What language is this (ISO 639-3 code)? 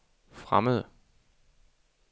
dan